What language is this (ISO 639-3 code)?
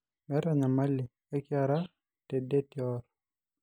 mas